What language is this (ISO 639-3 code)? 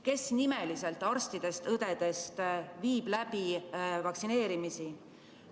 est